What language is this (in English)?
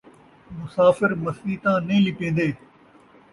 Saraiki